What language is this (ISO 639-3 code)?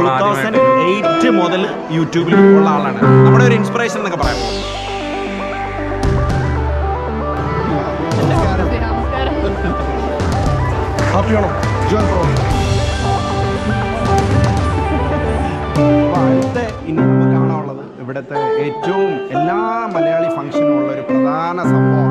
nld